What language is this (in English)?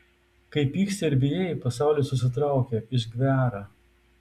Lithuanian